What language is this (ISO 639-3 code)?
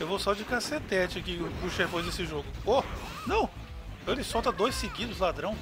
por